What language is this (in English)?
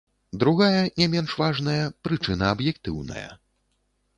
Belarusian